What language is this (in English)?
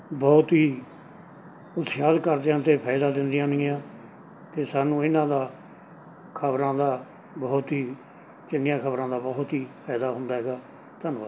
Punjabi